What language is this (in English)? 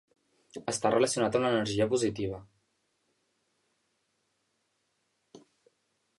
Catalan